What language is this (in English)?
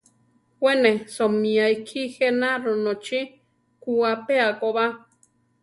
Central Tarahumara